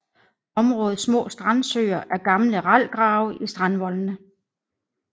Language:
Danish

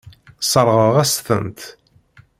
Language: Kabyle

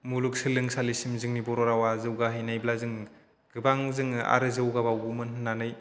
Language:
Bodo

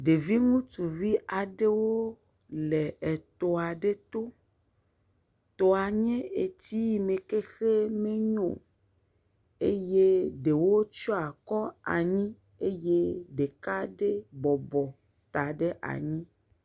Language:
Ewe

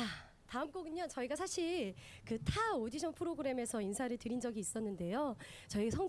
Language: Korean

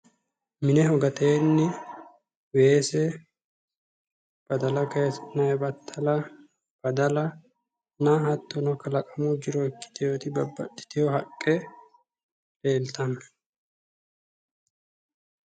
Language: Sidamo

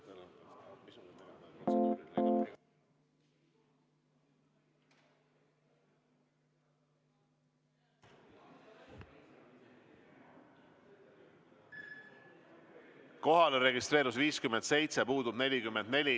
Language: Estonian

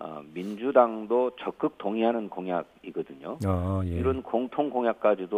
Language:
Korean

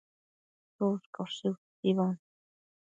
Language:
Matsés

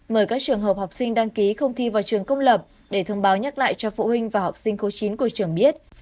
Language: Vietnamese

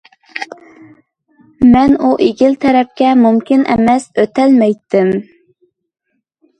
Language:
Uyghur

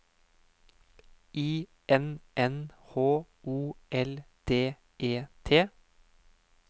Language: Norwegian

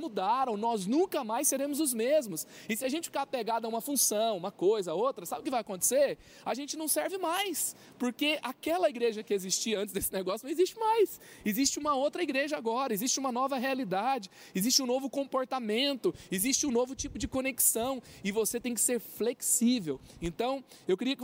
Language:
Portuguese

